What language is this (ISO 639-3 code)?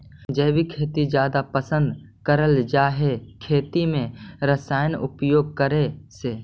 mag